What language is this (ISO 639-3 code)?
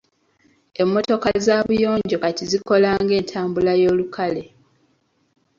lug